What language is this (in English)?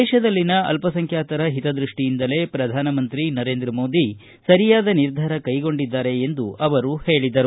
Kannada